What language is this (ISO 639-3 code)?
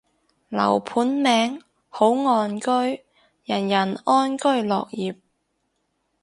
yue